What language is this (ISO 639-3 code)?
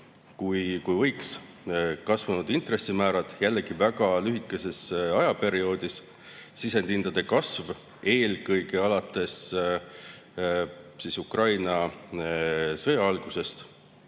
est